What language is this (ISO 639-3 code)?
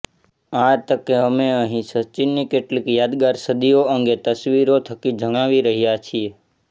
guj